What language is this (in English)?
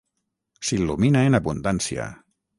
Catalan